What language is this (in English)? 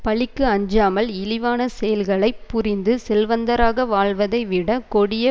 Tamil